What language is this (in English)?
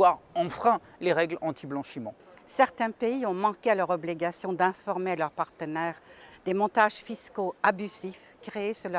French